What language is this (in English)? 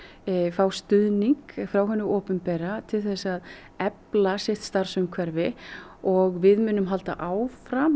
Icelandic